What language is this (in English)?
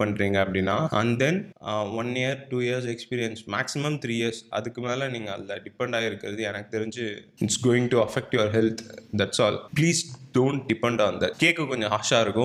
Tamil